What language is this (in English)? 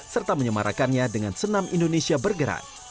Indonesian